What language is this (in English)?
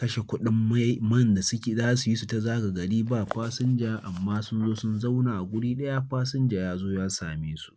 Hausa